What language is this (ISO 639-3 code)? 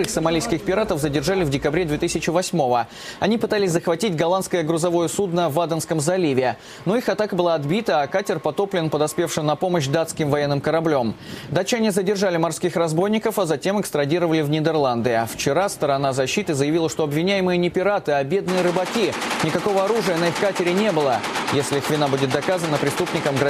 rus